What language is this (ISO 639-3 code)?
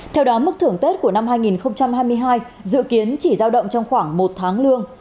vie